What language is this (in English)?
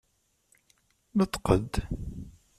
Kabyle